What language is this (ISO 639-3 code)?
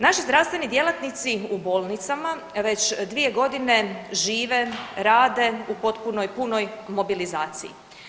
hrv